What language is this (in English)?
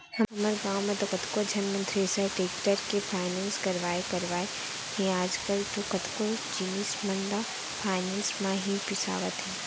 Chhattisgarhi